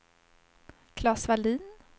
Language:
Swedish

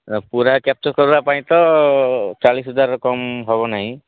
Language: Odia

